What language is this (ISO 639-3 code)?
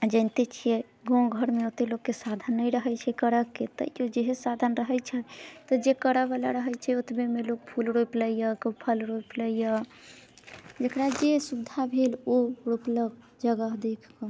mai